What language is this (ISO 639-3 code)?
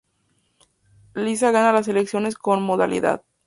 spa